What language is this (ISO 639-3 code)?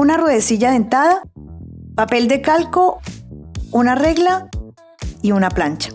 spa